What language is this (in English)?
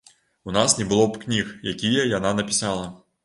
Belarusian